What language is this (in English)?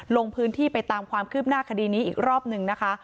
Thai